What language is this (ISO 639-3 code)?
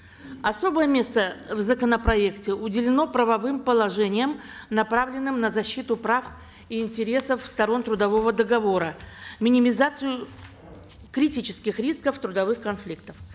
kaz